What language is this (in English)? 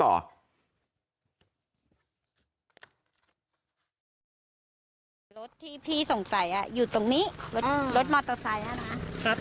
Thai